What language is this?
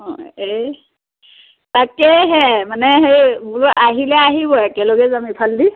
Assamese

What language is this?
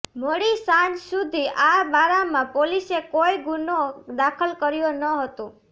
Gujarati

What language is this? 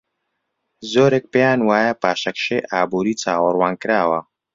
Central Kurdish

